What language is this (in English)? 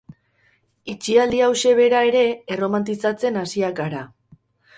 Basque